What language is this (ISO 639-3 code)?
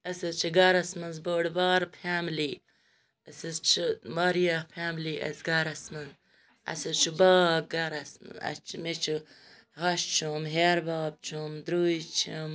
kas